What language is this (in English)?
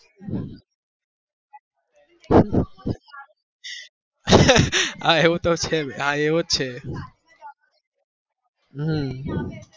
Gujarati